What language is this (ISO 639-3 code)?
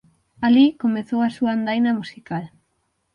glg